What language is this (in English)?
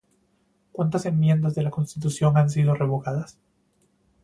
Spanish